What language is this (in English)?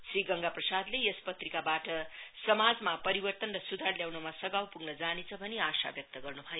Nepali